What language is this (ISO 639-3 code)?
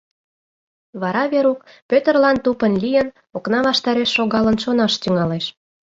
chm